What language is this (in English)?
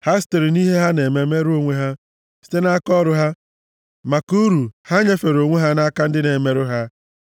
Igbo